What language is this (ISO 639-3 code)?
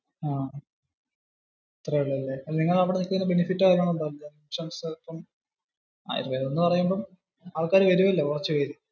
mal